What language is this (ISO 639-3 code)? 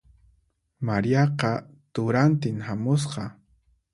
qxp